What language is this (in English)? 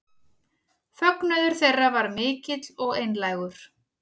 Icelandic